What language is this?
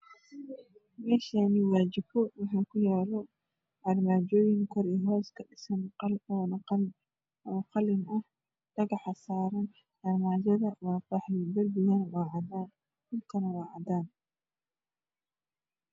Somali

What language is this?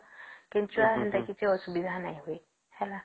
Odia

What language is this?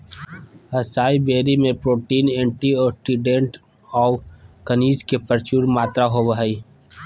Magahi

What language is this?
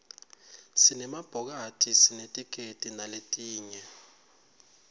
Swati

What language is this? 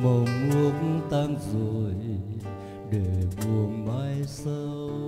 Vietnamese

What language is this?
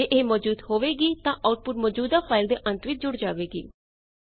Punjabi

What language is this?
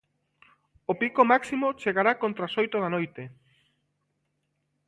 Galician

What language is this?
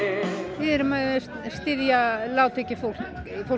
Icelandic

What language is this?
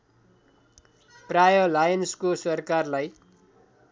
Nepali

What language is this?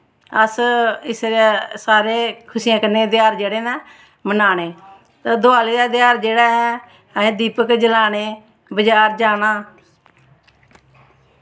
Dogri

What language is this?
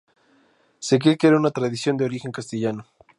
Spanish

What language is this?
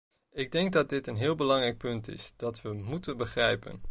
Dutch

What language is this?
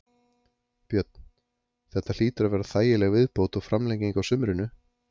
Icelandic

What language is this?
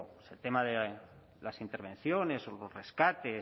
Spanish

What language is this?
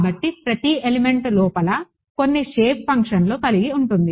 Telugu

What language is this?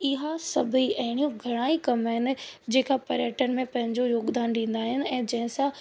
Sindhi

